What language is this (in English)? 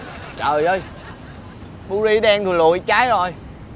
Vietnamese